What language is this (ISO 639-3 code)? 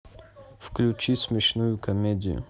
rus